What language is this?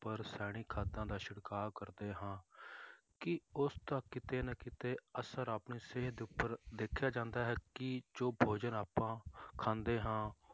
Punjabi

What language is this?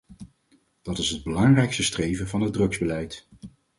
Dutch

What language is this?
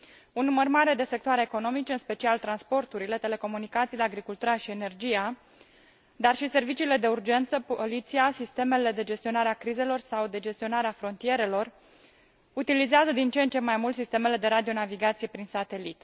Romanian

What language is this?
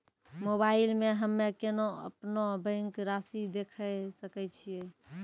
Maithili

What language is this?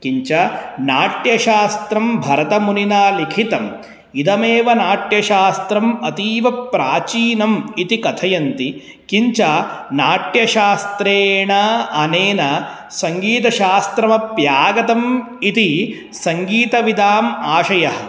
Sanskrit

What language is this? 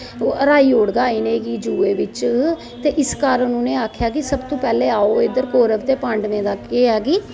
Dogri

